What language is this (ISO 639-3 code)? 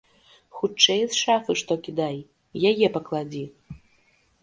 bel